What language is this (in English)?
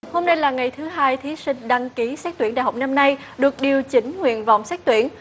Vietnamese